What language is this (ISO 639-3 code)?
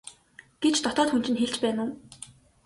mon